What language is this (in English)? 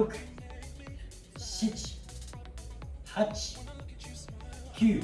Japanese